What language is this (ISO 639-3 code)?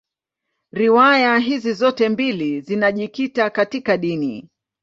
swa